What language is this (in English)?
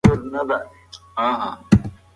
Pashto